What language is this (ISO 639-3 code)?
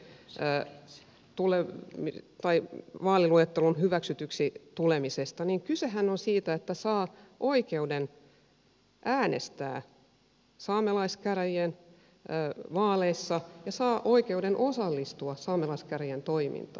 fin